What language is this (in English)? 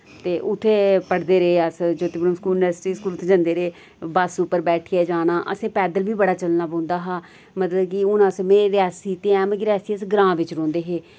Dogri